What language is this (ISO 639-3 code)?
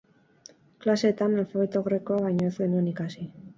eus